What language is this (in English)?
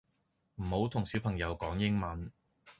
Cantonese